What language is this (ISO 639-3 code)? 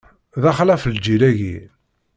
kab